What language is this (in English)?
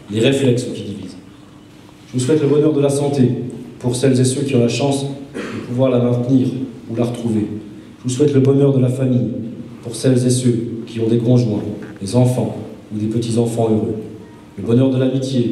French